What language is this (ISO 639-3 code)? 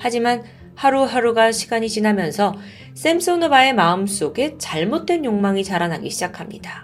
kor